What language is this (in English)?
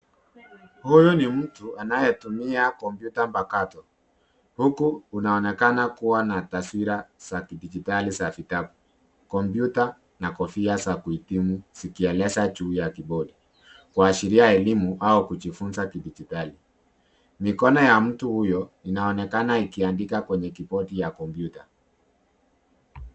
Swahili